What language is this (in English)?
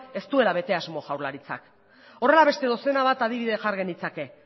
Basque